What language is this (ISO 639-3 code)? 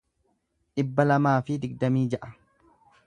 orm